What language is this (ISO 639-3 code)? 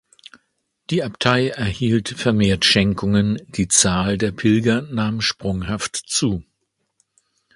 deu